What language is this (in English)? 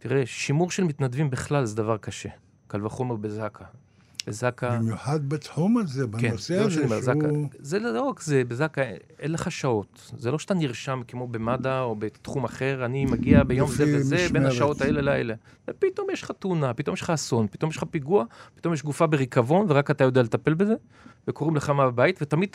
Hebrew